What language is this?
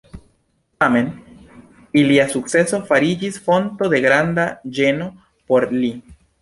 Esperanto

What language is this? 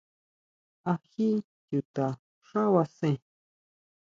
Huautla Mazatec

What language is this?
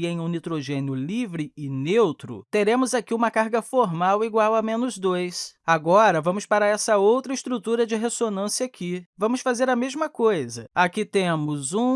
Portuguese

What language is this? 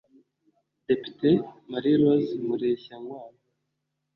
Kinyarwanda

